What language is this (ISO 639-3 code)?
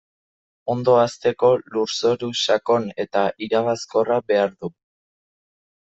eus